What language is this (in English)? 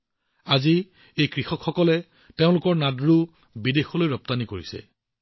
Assamese